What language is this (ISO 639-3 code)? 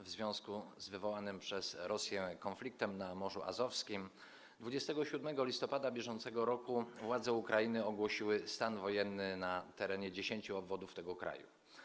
pol